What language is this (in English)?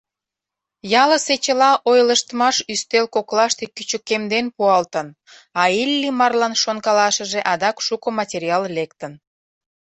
Mari